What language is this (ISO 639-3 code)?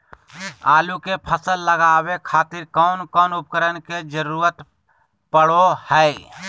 mag